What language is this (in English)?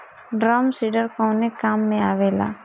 Bhojpuri